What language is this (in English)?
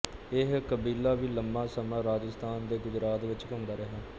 Punjabi